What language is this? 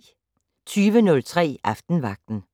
Danish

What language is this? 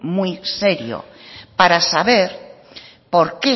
Spanish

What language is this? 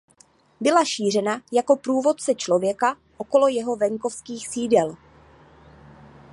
Czech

